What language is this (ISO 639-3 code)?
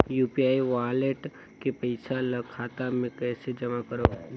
hne